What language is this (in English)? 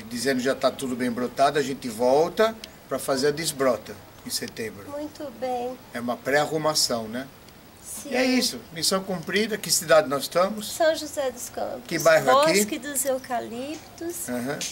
Portuguese